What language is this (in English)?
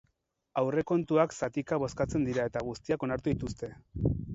Basque